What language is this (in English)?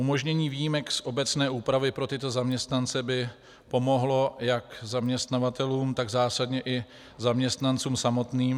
Czech